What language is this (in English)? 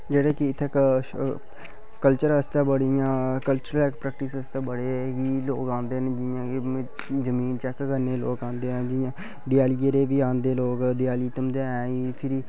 Dogri